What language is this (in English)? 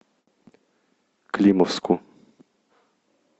Russian